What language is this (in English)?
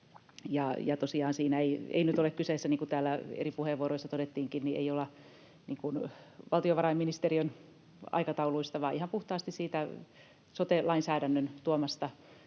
Finnish